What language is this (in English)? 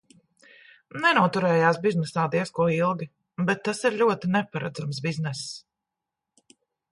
Latvian